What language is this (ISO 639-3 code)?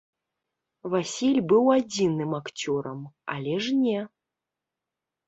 bel